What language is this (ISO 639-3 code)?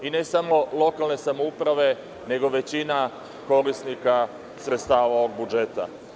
srp